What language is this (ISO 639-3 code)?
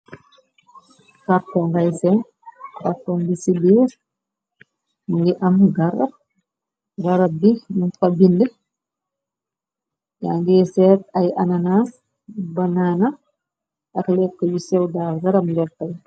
wol